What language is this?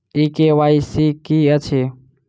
Maithili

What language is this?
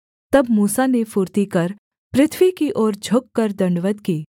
Hindi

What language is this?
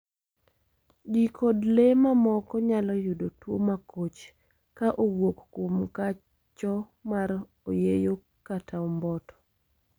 Luo (Kenya and Tanzania)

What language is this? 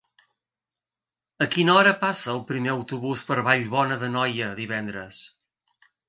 Catalan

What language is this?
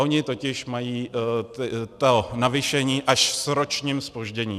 Czech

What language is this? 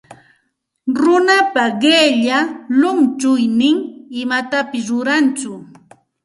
Santa Ana de Tusi Pasco Quechua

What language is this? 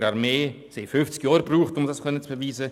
Swiss German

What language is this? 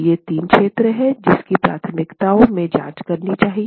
Hindi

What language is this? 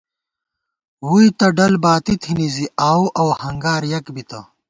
Gawar-Bati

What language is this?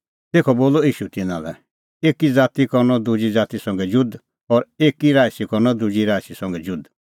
Kullu Pahari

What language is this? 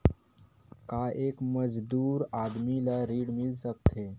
Chhattisgarhi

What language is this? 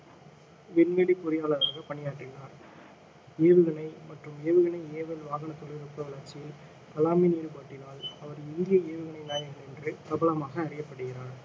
Tamil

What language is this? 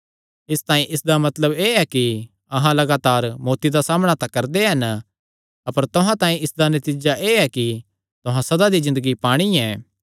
Kangri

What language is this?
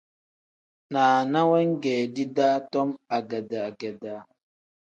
Tem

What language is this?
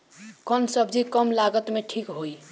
Bhojpuri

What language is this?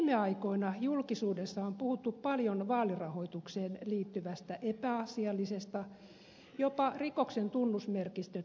Finnish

